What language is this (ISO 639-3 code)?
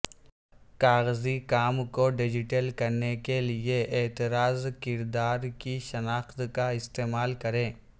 urd